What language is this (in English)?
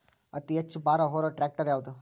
Kannada